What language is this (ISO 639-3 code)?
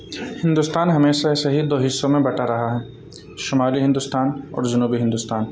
urd